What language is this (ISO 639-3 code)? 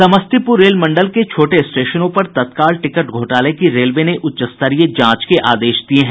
hin